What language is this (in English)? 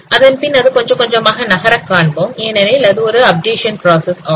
Tamil